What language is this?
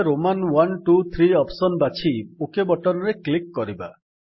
Odia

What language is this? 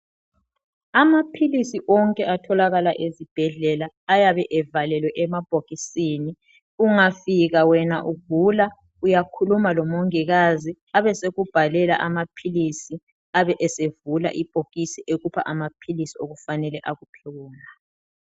North Ndebele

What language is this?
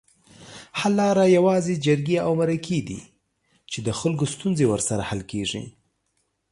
Pashto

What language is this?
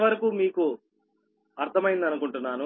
Telugu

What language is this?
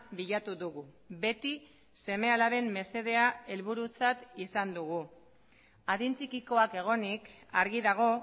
Basque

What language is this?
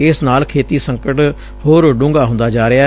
Punjabi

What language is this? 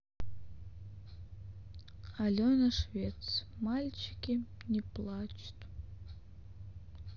Russian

